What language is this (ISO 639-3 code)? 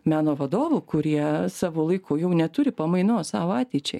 lit